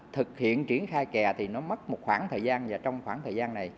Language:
Vietnamese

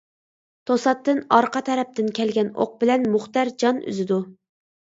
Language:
Uyghur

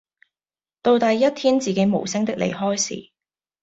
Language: Cantonese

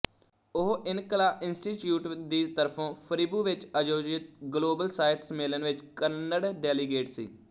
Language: Punjabi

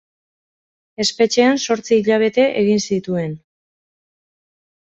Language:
Basque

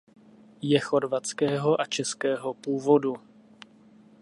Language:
Czech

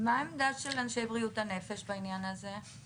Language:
Hebrew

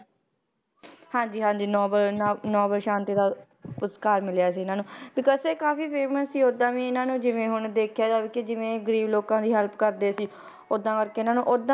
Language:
Punjabi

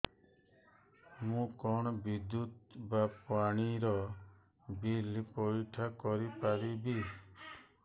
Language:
Odia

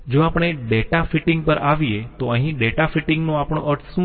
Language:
Gujarati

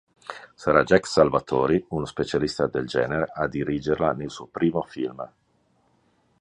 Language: Italian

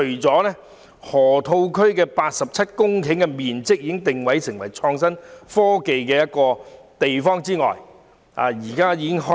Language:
Cantonese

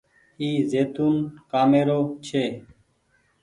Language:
Goaria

